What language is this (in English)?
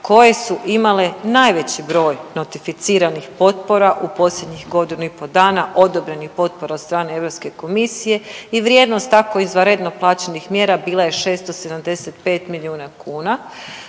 Croatian